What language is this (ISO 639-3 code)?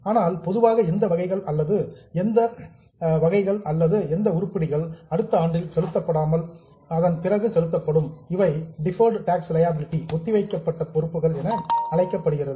tam